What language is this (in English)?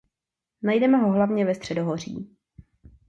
Czech